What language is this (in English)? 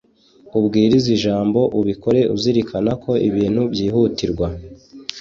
Kinyarwanda